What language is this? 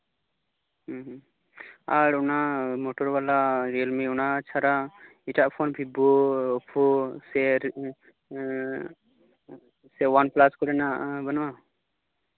Santali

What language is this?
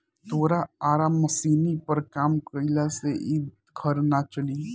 Bhojpuri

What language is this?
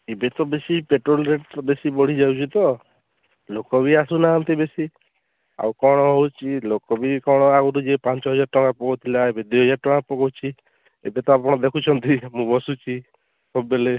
Odia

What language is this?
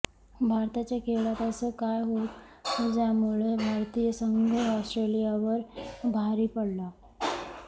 Marathi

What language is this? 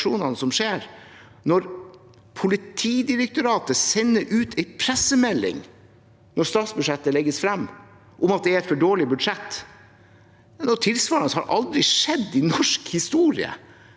Norwegian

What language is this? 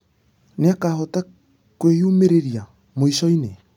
Kikuyu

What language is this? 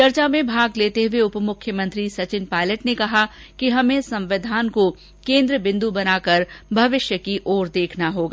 Hindi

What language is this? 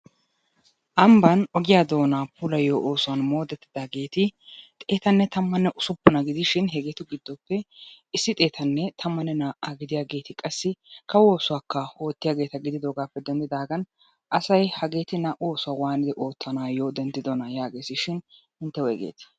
Wolaytta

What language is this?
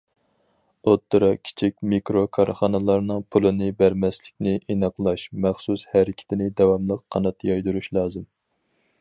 Uyghur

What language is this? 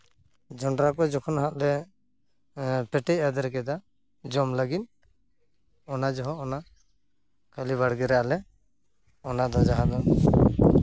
Santali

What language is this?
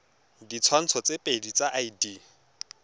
Tswana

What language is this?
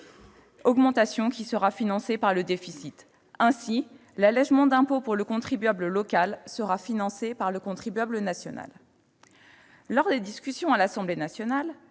French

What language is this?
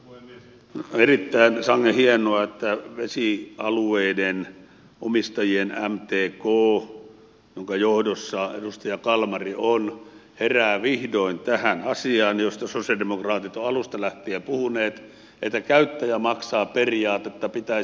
Finnish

